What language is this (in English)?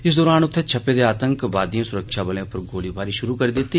Dogri